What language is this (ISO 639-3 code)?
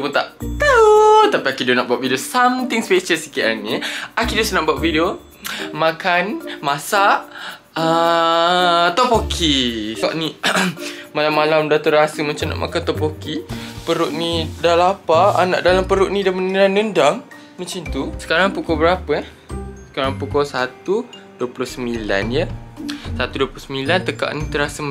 msa